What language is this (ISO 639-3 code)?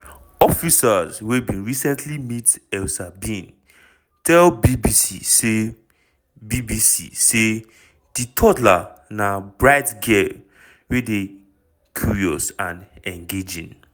pcm